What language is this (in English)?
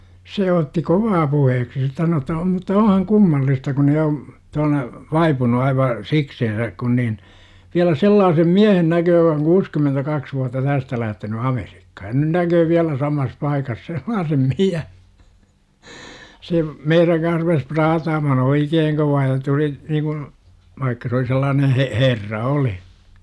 Finnish